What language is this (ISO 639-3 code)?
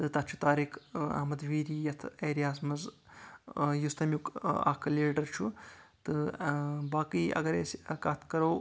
kas